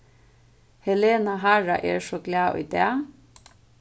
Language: Faroese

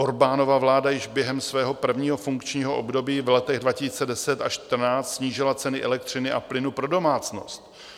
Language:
Czech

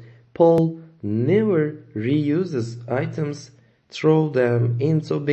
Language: Turkish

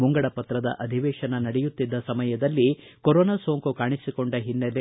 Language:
Kannada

